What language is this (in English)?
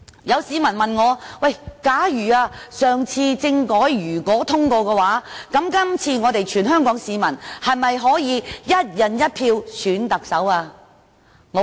Cantonese